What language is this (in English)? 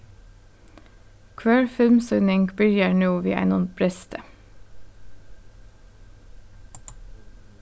Faroese